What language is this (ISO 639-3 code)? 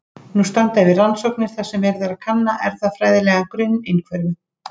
isl